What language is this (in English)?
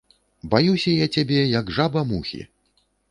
Belarusian